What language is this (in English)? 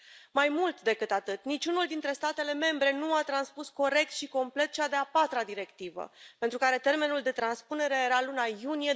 Romanian